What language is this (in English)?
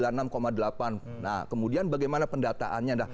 Indonesian